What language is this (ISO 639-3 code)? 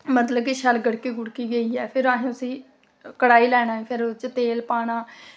doi